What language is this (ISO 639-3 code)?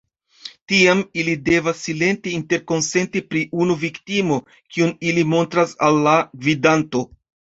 epo